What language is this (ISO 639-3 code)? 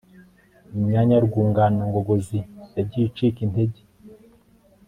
kin